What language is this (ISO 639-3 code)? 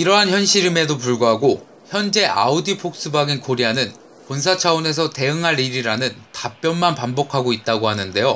kor